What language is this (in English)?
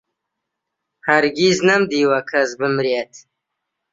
Central Kurdish